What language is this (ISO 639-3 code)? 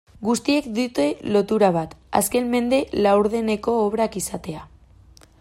eus